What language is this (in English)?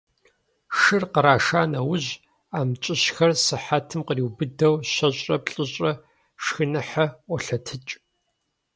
Kabardian